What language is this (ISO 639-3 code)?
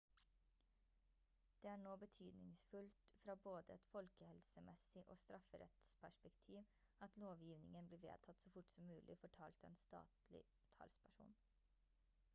nob